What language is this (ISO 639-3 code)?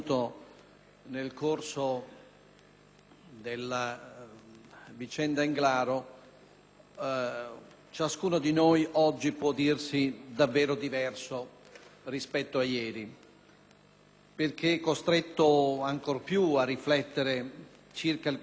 ita